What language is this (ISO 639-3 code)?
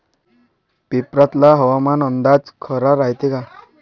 mar